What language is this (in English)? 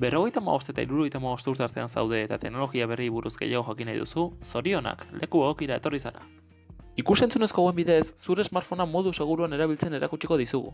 Basque